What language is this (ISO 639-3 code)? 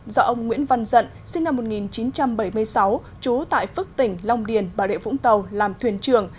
vie